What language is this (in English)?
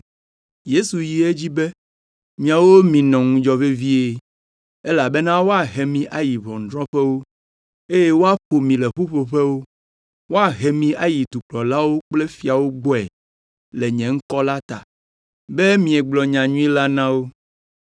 Ewe